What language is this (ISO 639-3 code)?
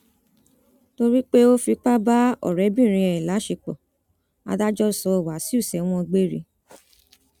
yor